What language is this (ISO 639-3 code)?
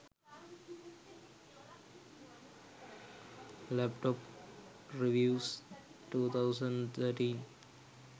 sin